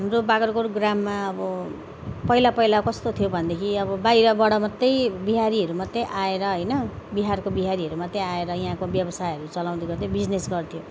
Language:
Nepali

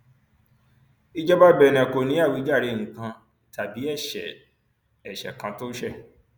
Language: Yoruba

